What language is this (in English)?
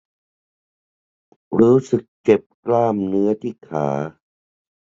Thai